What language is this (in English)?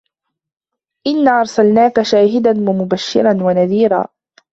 Arabic